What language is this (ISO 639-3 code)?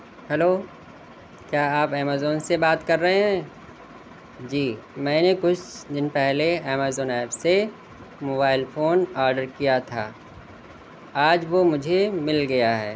urd